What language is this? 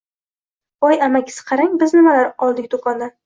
Uzbek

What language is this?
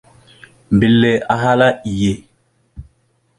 Mada (Cameroon)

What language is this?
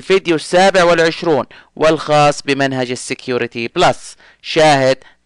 Arabic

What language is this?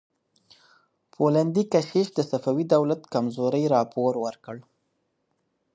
Pashto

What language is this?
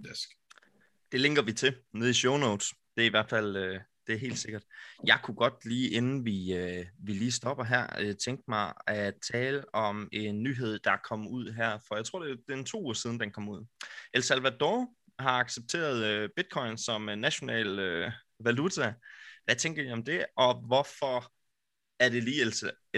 Danish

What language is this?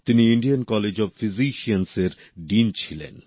Bangla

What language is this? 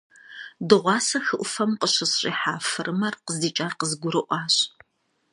Kabardian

